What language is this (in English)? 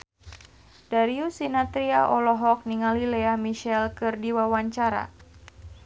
Sundanese